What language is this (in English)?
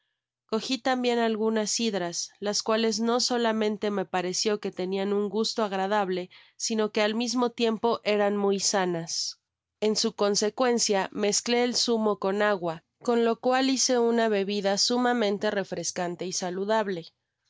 Spanish